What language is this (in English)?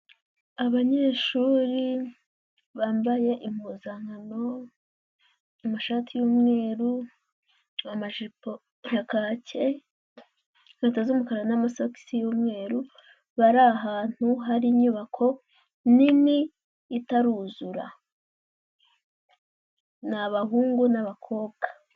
Kinyarwanda